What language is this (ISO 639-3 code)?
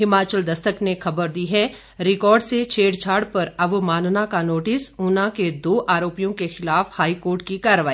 hin